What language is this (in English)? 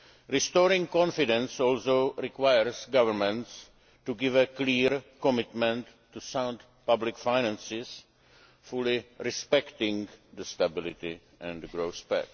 English